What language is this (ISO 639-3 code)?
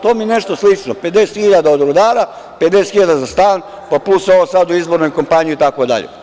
srp